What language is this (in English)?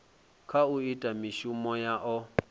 Venda